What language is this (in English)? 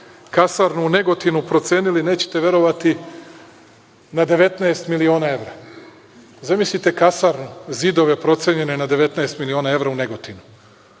Serbian